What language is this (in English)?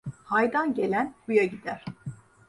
Turkish